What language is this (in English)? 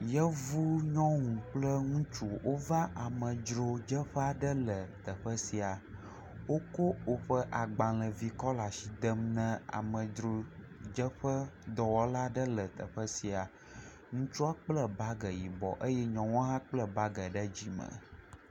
Ewe